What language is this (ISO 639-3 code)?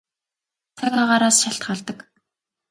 mon